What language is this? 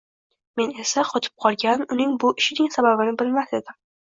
Uzbek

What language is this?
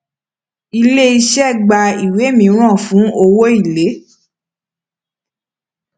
Yoruba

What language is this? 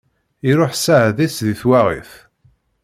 Kabyle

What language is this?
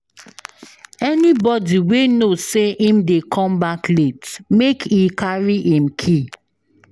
Nigerian Pidgin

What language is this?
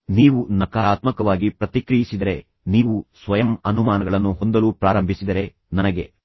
Kannada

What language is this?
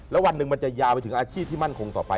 Thai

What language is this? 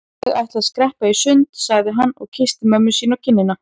Icelandic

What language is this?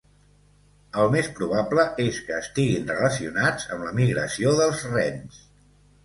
Catalan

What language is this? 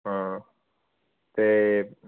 Punjabi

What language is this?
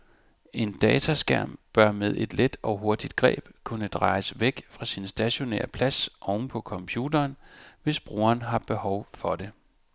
Danish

